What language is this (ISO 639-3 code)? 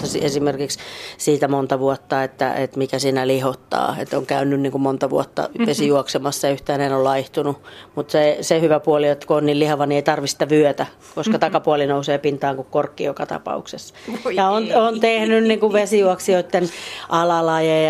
fin